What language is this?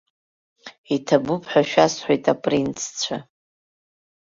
Abkhazian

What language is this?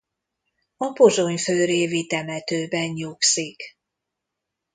Hungarian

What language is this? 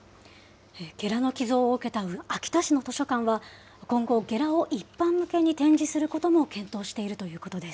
Japanese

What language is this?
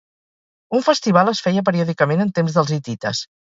Catalan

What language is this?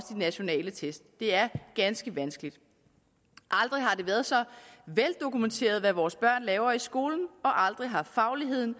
Danish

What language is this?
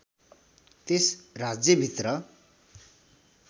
Nepali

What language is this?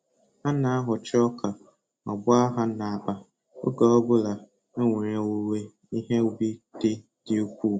Igbo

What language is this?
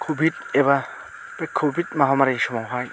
Bodo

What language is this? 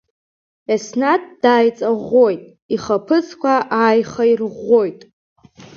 Abkhazian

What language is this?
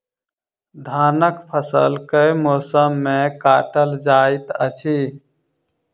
Maithili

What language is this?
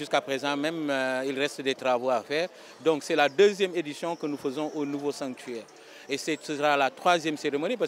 French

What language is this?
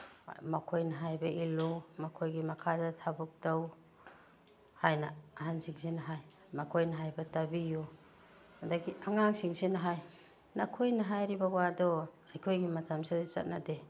Manipuri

